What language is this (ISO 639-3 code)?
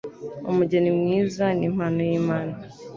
kin